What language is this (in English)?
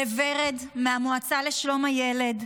Hebrew